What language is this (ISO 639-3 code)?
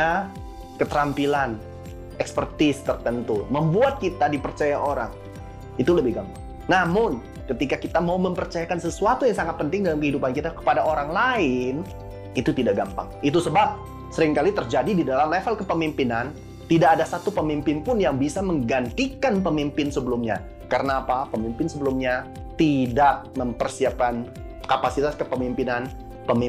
ind